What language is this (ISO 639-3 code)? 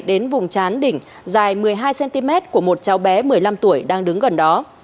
vie